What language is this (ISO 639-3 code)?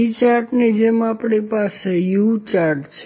guj